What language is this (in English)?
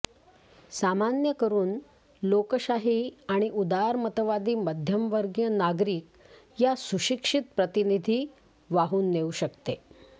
Marathi